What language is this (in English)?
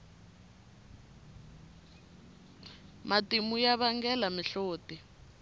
Tsonga